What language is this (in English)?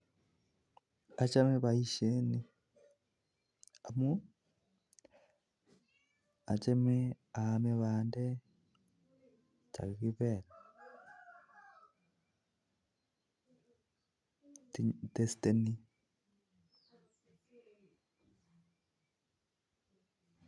Kalenjin